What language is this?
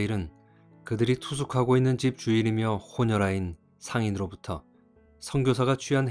Korean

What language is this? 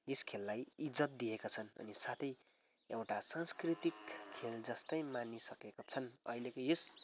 Nepali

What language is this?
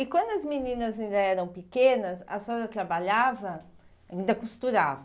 Portuguese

